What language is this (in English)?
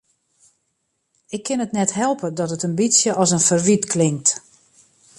Western Frisian